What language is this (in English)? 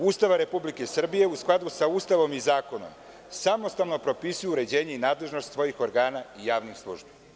Serbian